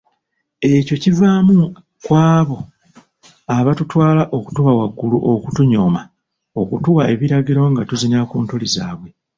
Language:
Ganda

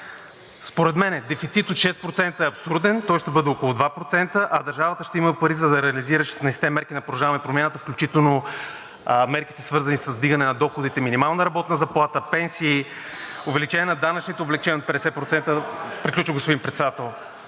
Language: Bulgarian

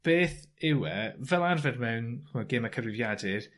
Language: Welsh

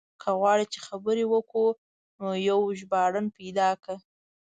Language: Pashto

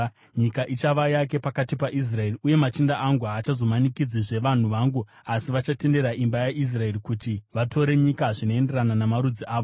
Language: Shona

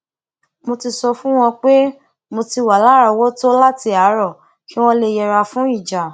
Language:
Yoruba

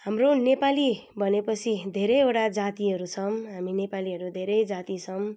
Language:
Nepali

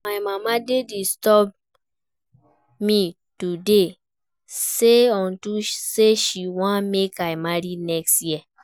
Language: Nigerian Pidgin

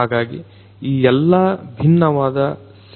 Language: Kannada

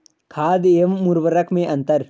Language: Hindi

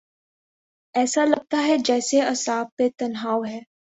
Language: Urdu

